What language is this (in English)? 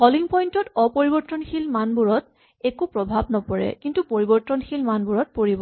Assamese